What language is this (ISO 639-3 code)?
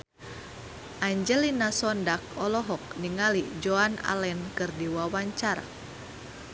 sun